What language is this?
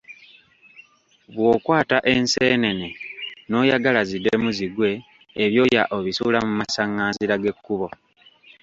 Ganda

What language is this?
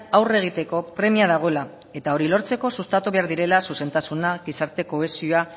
Basque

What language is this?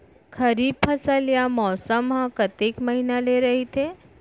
Chhattisgarhi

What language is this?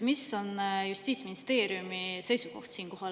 Estonian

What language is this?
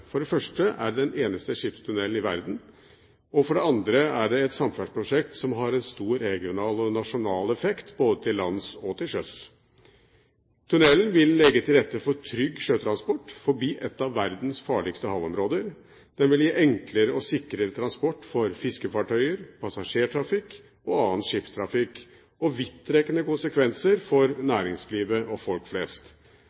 Norwegian Bokmål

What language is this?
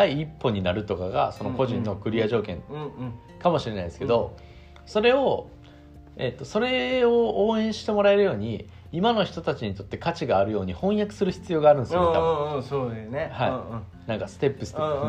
Japanese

